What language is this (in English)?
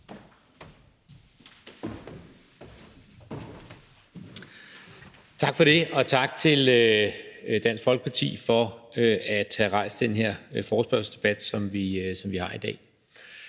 Danish